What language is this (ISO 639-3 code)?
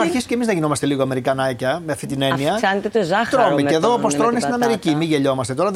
ell